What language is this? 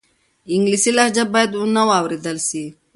Pashto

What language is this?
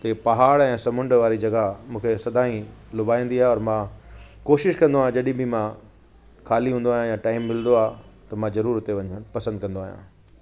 Sindhi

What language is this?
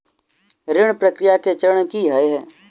Maithili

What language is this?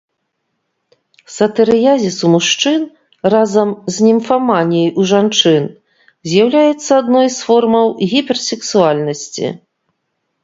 Belarusian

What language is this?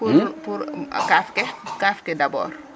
Serer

